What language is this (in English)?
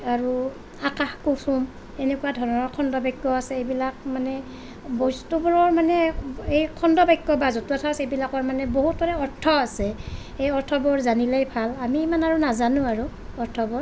Assamese